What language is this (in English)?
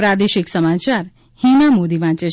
Gujarati